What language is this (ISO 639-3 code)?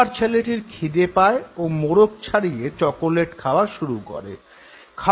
ben